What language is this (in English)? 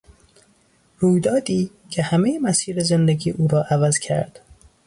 Persian